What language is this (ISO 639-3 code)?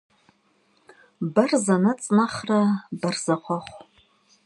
kbd